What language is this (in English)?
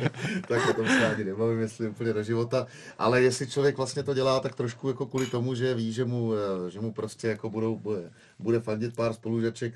Czech